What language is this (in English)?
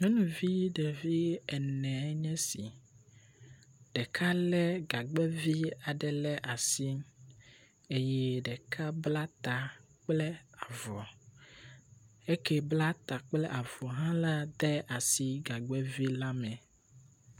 Ewe